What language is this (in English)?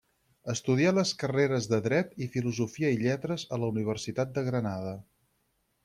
Catalan